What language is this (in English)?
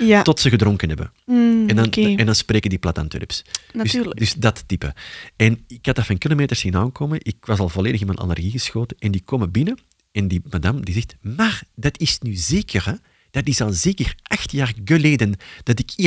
Dutch